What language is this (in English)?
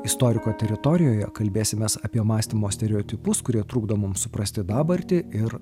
Lithuanian